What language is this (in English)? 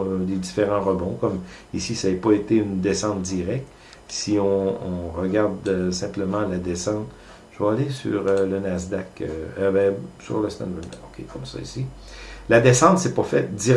French